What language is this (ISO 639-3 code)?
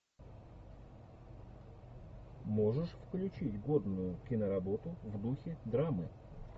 rus